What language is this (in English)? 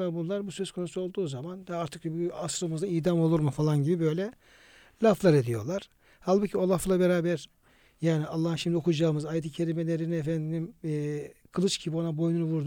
Turkish